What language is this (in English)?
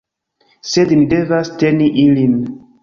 Esperanto